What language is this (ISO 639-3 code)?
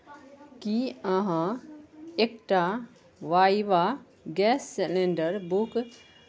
mai